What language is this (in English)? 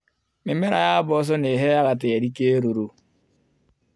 Kikuyu